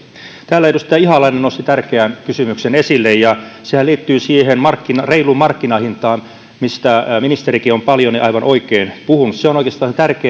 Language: Finnish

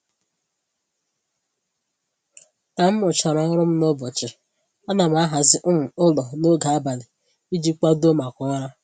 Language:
Igbo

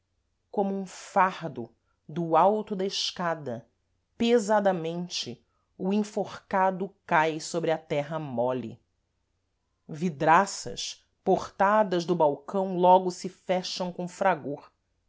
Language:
Portuguese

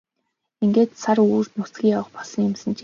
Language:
Mongolian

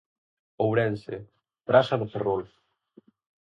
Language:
Galician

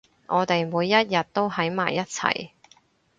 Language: Cantonese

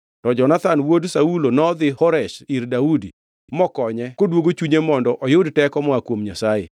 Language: Luo (Kenya and Tanzania)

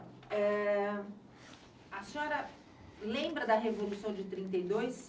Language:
Portuguese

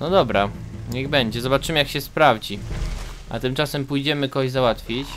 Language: Polish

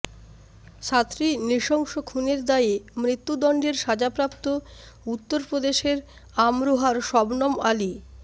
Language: Bangla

